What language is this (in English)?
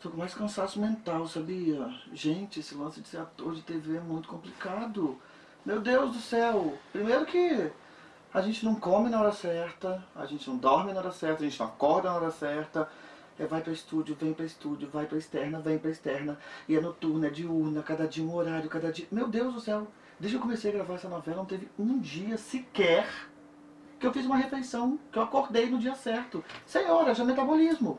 Portuguese